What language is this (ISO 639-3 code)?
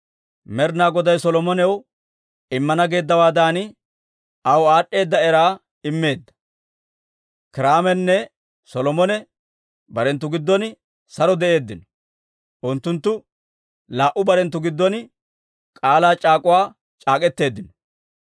dwr